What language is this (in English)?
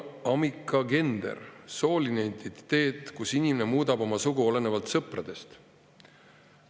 Estonian